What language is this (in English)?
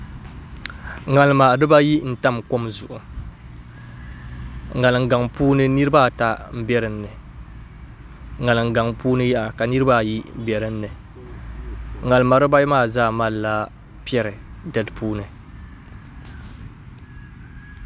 Dagbani